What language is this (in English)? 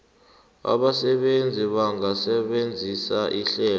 South Ndebele